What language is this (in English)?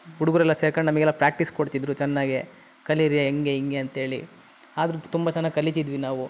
Kannada